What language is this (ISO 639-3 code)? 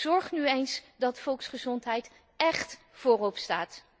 nld